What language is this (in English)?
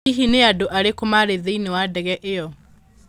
Kikuyu